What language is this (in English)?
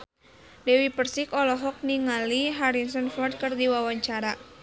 Sundanese